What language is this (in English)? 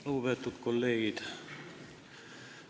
Estonian